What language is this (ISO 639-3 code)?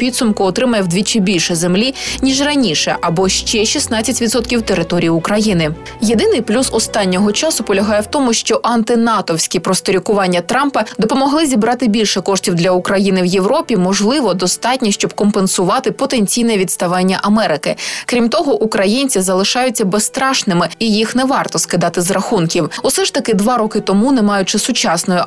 ukr